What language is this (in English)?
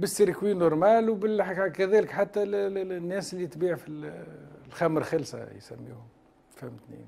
Arabic